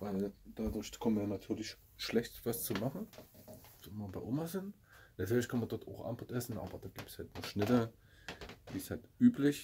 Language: German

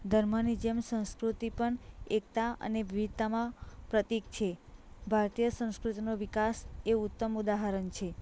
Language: Gujarati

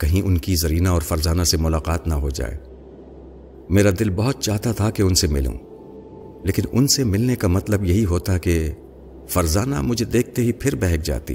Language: Urdu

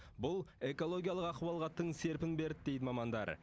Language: Kazakh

